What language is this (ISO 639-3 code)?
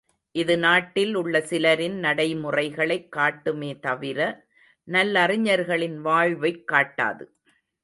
tam